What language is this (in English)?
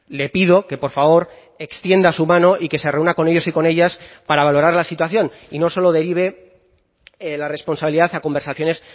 Spanish